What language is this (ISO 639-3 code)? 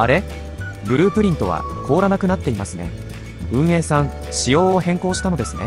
jpn